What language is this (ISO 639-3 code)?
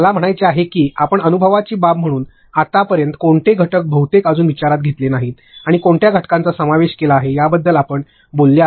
mar